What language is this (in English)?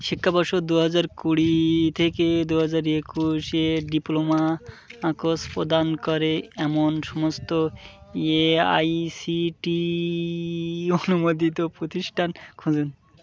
Bangla